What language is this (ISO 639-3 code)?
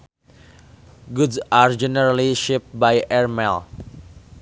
sun